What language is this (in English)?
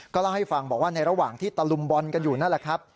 Thai